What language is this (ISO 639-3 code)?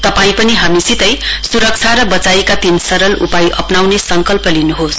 nep